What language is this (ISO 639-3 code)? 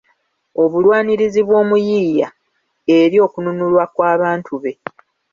lug